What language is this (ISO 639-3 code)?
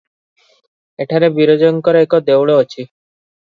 ori